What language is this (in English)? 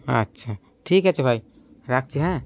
Bangla